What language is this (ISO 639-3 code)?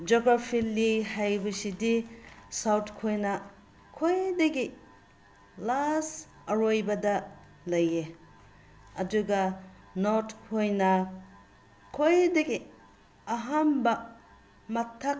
mni